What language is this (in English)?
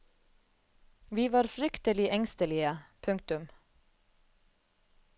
Norwegian